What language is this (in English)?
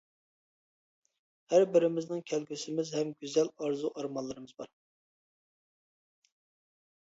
Uyghur